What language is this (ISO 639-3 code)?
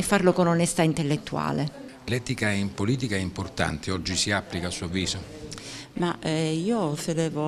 ita